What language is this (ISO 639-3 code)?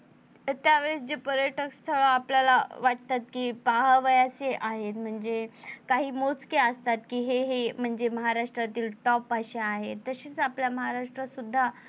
mar